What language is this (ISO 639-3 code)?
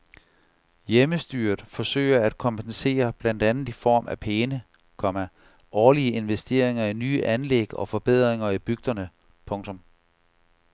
dan